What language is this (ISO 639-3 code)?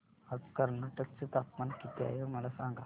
mar